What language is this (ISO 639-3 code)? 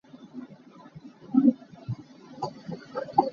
cnh